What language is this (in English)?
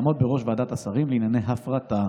Hebrew